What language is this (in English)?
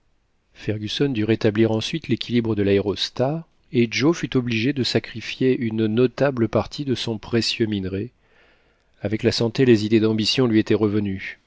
French